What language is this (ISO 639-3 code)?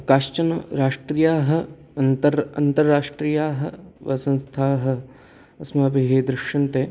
san